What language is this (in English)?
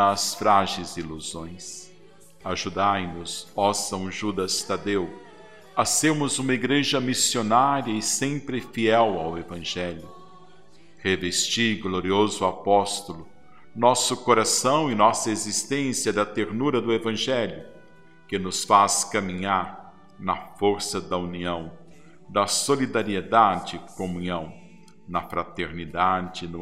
Portuguese